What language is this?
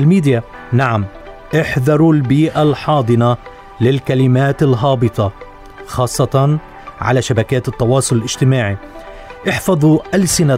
Arabic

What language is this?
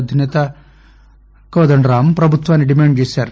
Telugu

